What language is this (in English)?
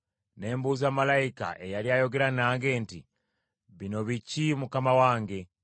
Ganda